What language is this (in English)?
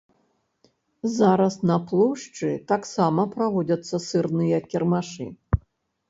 Belarusian